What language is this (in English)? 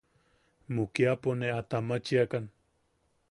Yaqui